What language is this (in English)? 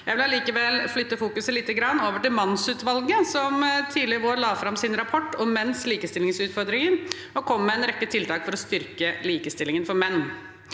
Norwegian